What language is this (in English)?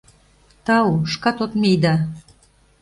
Mari